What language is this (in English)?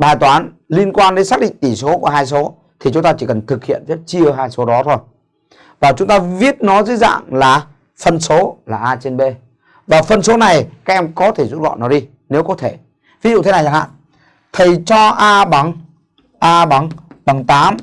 Vietnamese